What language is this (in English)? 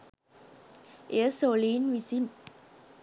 Sinhala